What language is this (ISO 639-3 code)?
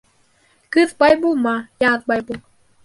bak